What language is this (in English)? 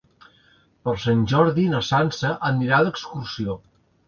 Catalan